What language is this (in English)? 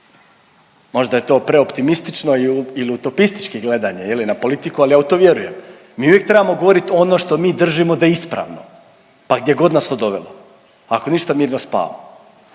Croatian